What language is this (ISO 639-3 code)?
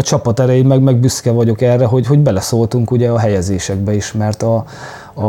hun